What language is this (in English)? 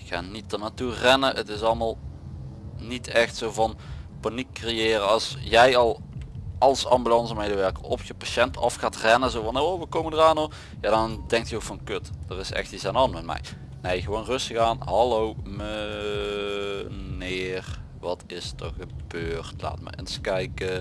Dutch